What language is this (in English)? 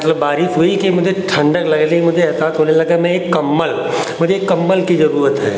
Hindi